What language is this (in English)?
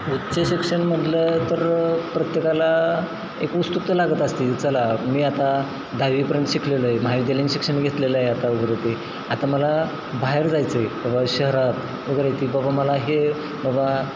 Marathi